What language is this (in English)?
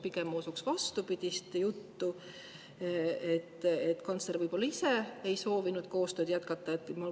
Estonian